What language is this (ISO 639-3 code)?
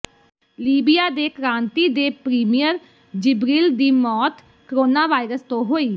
pan